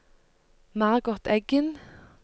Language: Norwegian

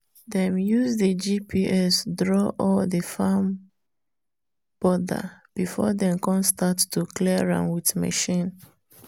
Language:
Nigerian Pidgin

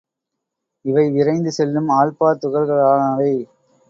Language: Tamil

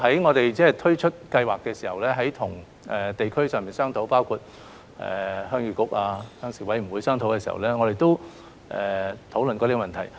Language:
Cantonese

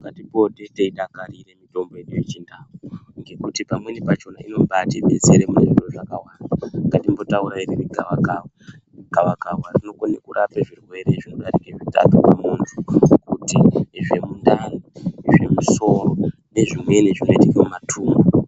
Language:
Ndau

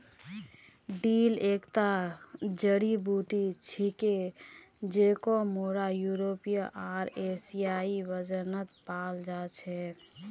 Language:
Magahi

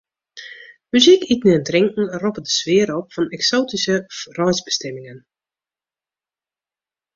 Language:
Western Frisian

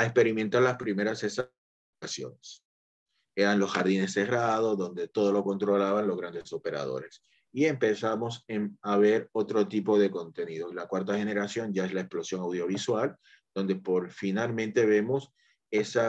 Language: Spanish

